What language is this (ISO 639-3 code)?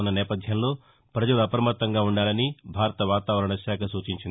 tel